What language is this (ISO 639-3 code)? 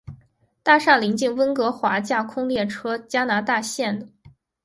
zho